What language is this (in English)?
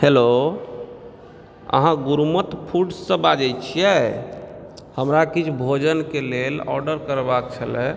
Maithili